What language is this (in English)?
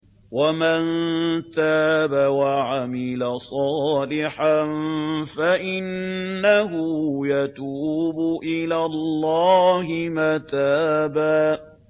Arabic